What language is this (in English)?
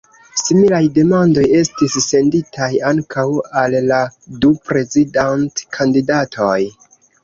Esperanto